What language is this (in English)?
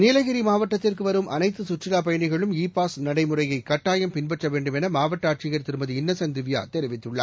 Tamil